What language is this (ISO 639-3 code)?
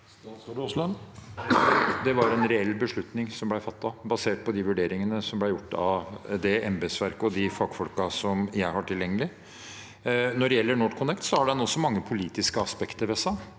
nor